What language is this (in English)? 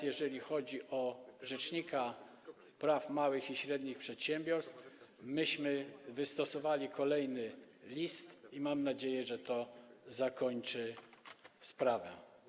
Polish